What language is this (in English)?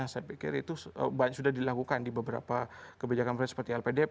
Indonesian